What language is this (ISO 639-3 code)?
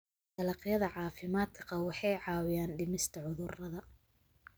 som